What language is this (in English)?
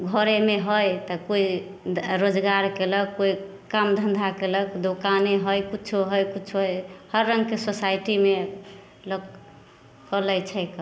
Maithili